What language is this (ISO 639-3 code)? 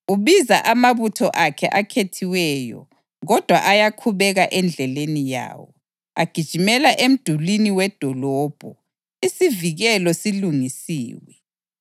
nde